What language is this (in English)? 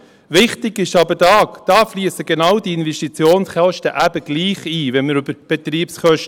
Swiss German